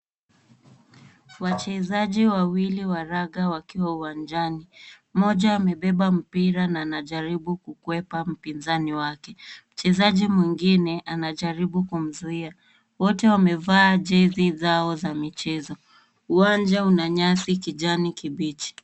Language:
Swahili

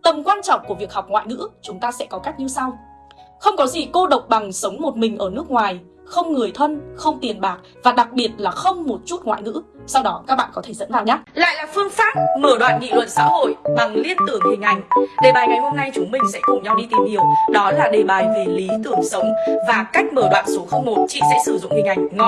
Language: Vietnamese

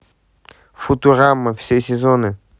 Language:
Russian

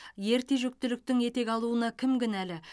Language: Kazakh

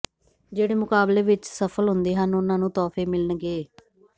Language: Punjabi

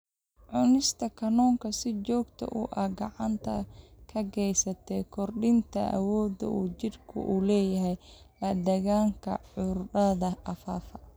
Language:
Somali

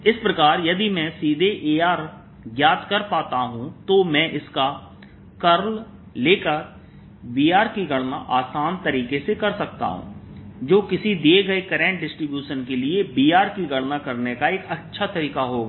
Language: Hindi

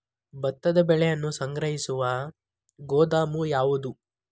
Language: Kannada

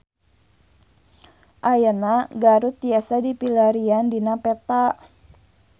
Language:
Sundanese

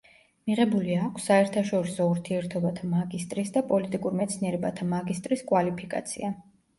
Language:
Georgian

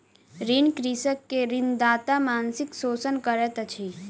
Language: Maithili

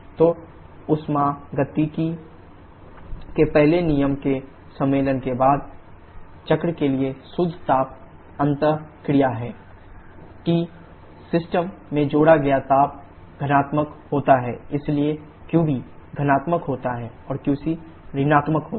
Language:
Hindi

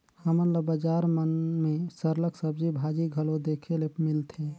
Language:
Chhattisgarhi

